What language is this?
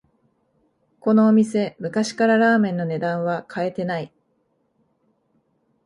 Japanese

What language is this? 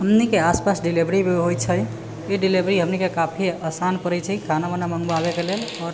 Maithili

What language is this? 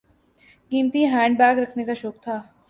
Urdu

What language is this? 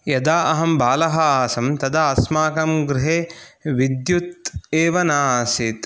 Sanskrit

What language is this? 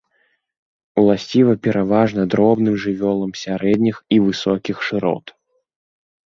Belarusian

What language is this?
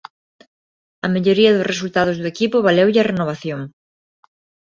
Galician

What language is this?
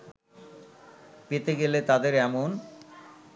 Bangla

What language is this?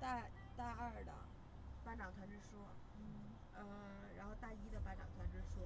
Chinese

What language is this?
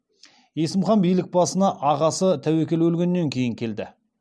Kazakh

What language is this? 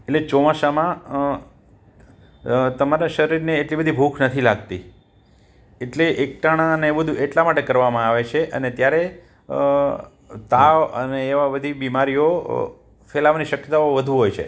Gujarati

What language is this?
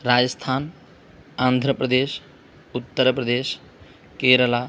Sanskrit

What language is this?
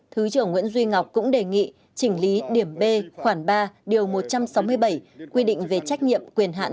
Vietnamese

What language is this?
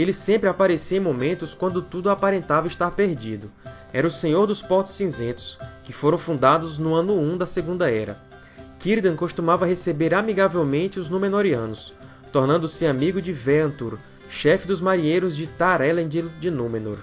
Portuguese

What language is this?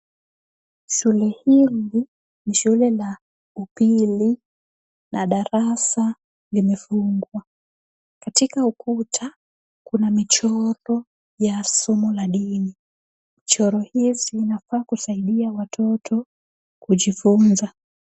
Swahili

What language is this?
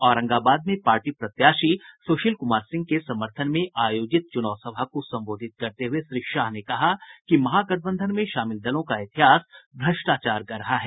Hindi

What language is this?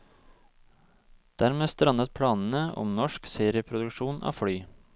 Norwegian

